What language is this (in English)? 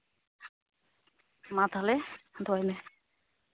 Santali